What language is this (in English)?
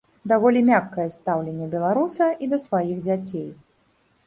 Belarusian